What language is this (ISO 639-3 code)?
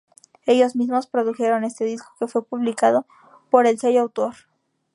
spa